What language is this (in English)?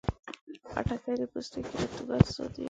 Pashto